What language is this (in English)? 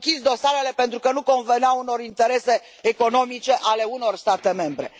Romanian